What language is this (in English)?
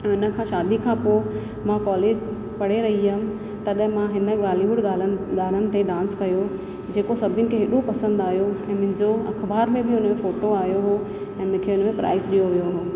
Sindhi